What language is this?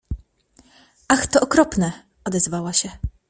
Polish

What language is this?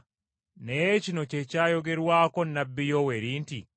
Ganda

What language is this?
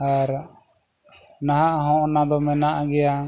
Santali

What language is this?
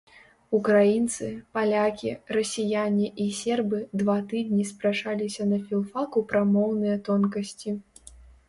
Belarusian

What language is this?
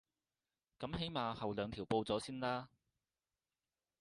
Cantonese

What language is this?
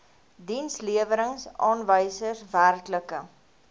Afrikaans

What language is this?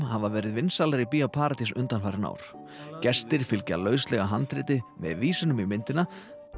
Icelandic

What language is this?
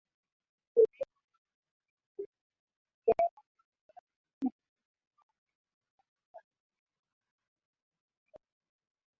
Swahili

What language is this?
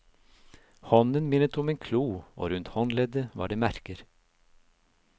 Norwegian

